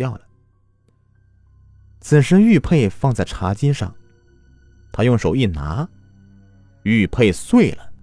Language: Chinese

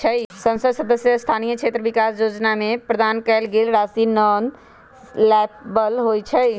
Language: Magahi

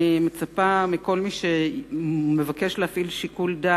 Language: Hebrew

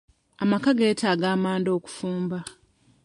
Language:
Ganda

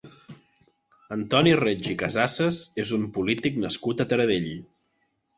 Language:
Catalan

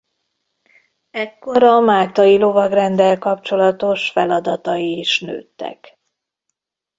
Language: Hungarian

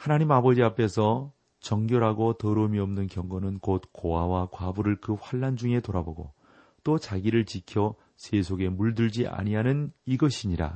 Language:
Korean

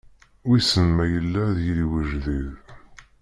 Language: Kabyle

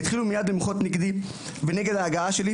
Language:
Hebrew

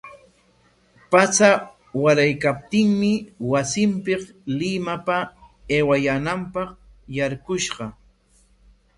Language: Corongo Ancash Quechua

